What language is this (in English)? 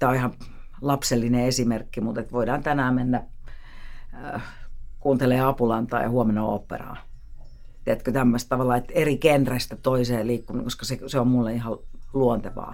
Finnish